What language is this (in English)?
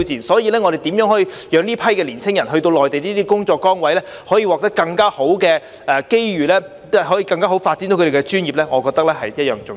Cantonese